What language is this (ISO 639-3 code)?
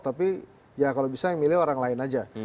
ind